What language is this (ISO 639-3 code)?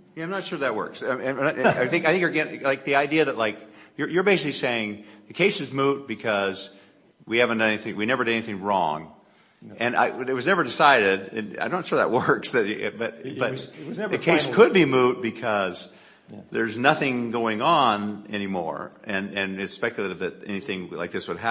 eng